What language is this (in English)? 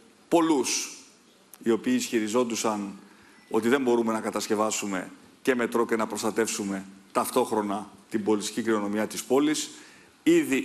Greek